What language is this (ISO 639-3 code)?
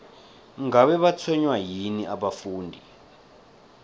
nbl